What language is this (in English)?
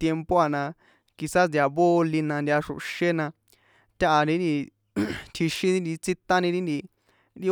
San Juan Atzingo Popoloca